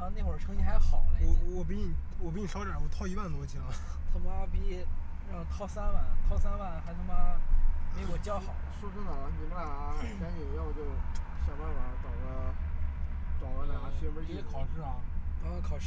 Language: Chinese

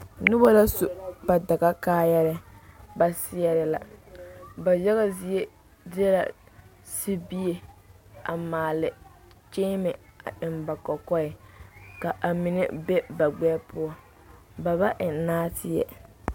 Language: Southern Dagaare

